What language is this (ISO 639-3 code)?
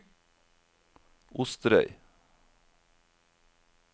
nor